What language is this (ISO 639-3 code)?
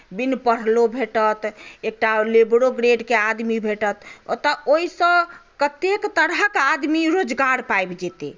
mai